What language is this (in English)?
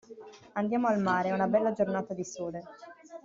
Italian